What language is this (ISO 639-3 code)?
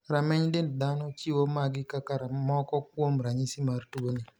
luo